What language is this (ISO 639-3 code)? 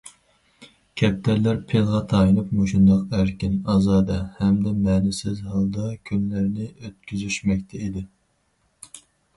uig